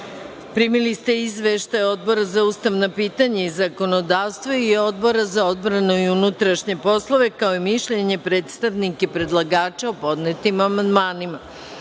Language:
Serbian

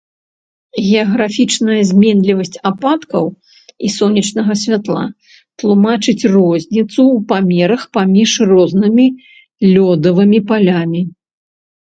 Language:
Belarusian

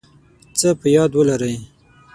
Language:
Pashto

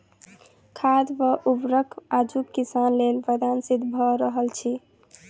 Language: Maithili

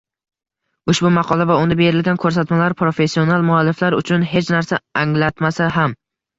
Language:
Uzbek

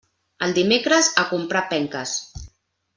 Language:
Catalan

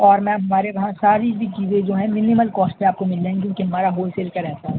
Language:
Urdu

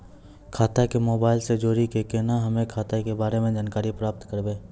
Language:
Maithili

